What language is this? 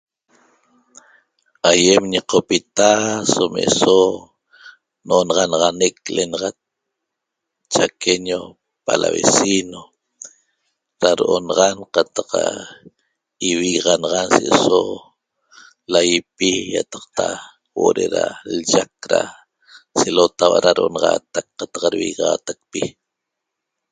Toba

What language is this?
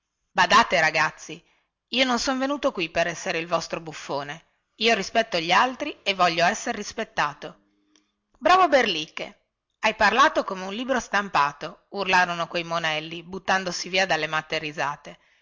Italian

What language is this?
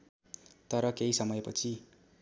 Nepali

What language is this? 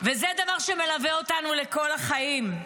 Hebrew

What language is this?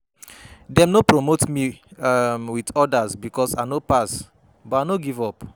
Nigerian Pidgin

